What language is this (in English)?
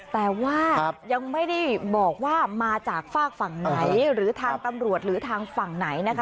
Thai